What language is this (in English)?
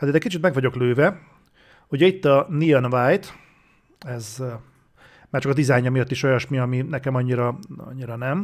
Hungarian